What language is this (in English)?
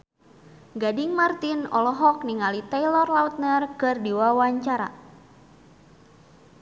Sundanese